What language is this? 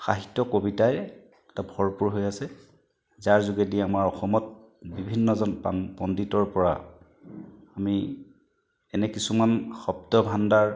Assamese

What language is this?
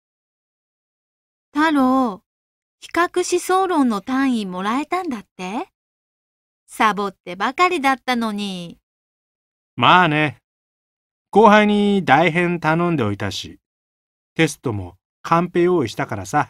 Japanese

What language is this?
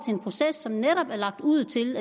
Danish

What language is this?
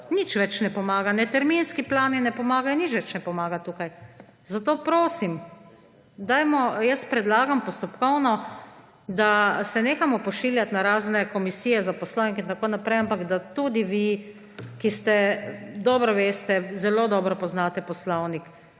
Slovenian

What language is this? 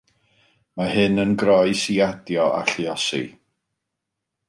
Welsh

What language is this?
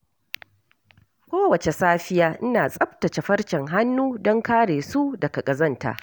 Hausa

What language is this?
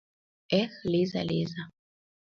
Mari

